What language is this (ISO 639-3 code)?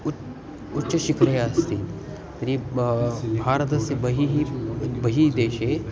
san